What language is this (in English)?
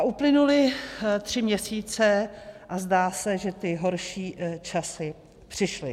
Czech